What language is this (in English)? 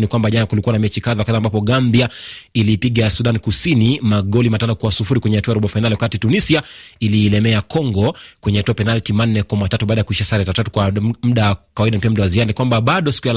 Swahili